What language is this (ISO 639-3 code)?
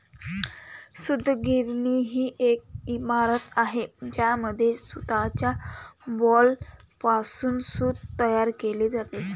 mar